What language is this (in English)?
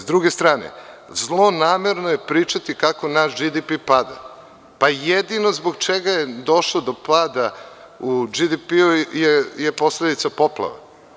Serbian